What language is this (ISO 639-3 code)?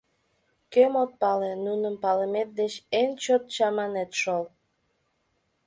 chm